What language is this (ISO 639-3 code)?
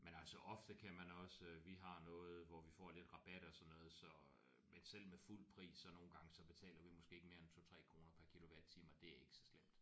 dan